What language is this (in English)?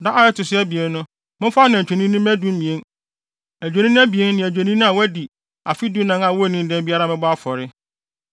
Akan